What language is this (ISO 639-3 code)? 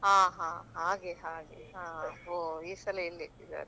kan